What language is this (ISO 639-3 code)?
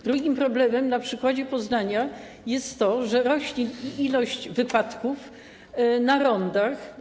pol